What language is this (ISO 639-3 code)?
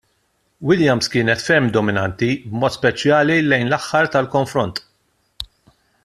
mlt